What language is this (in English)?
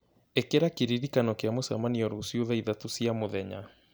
Kikuyu